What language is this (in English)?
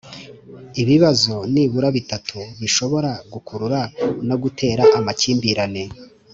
Kinyarwanda